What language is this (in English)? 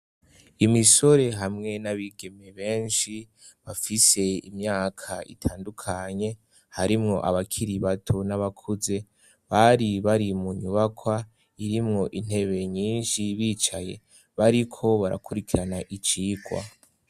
Rundi